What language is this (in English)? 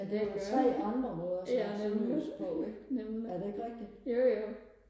Danish